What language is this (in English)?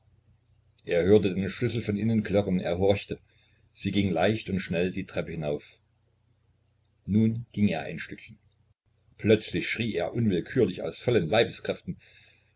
German